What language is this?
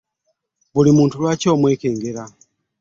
Ganda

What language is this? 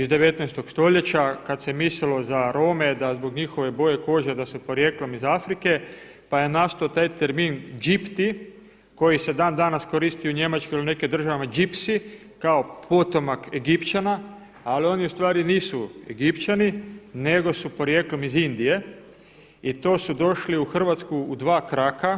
Croatian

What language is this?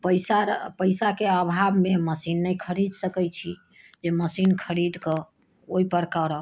Maithili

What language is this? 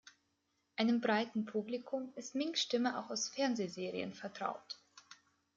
German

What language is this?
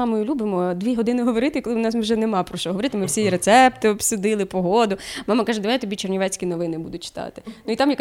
Ukrainian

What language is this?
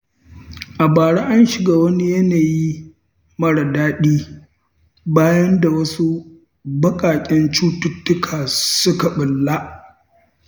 Hausa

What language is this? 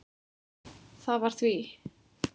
Icelandic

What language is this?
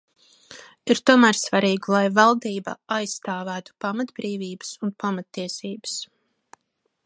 Latvian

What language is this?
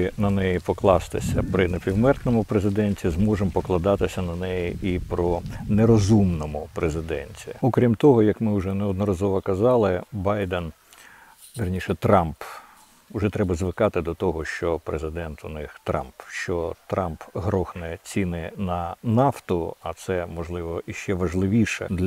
Ukrainian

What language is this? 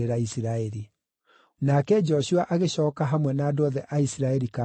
Kikuyu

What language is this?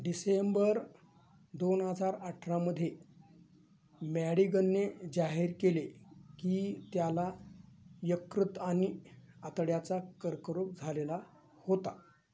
Marathi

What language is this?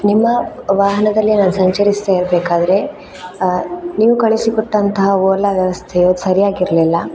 Kannada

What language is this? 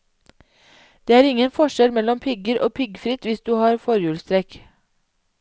Norwegian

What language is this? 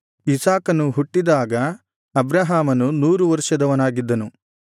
Kannada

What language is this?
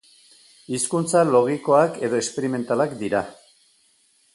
Basque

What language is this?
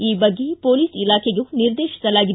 Kannada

